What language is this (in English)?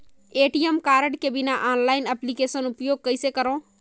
Chhattisgarhi